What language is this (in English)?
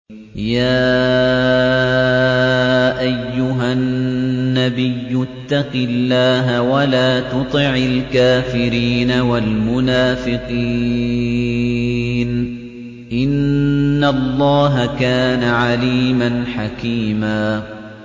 Arabic